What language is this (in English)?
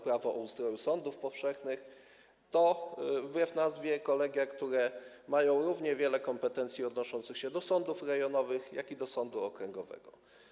Polish